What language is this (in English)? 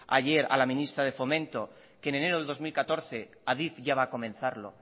Spanish